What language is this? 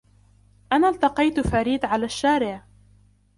Arabic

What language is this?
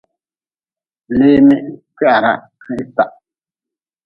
Nawdm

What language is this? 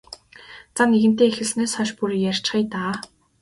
Mongolian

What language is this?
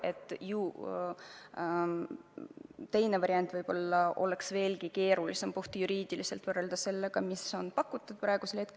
Estonian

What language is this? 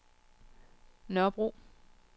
Danish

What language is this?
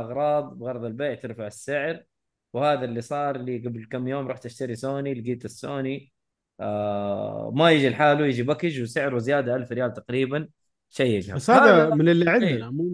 Arabic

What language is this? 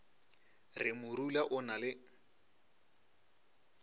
Northern Sotho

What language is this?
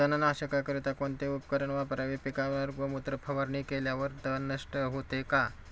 Marathi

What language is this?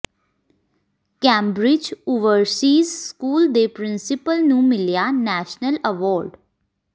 Punjabi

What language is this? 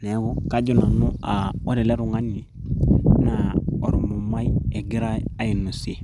Masai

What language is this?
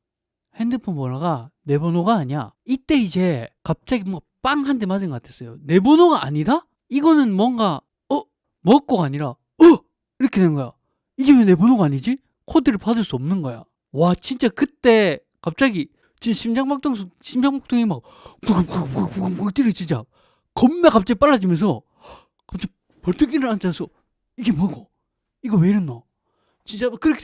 Korean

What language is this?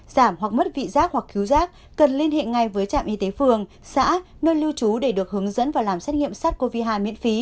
Vietnamese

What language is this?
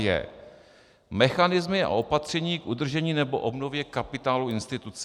Czech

